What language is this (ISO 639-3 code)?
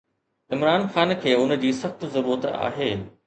snd